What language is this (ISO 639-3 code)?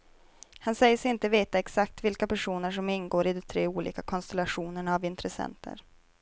swe